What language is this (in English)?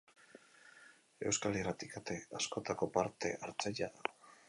Basque